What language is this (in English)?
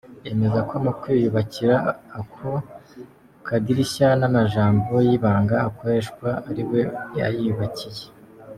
Kinyarwanda